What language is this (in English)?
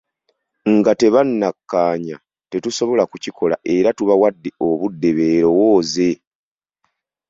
Ganda